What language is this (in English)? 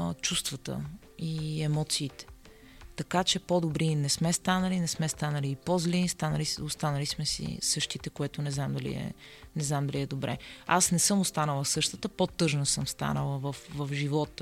Bulgarian